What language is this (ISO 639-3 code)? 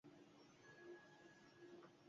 spa